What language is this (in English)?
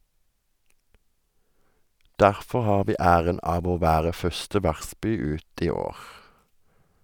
Norwegian